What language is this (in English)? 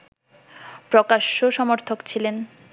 Bangla